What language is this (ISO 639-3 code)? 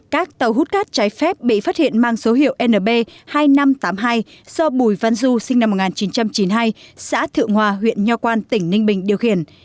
vie